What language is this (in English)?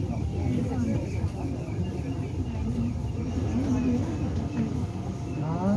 Korean